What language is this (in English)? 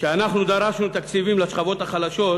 Hebrew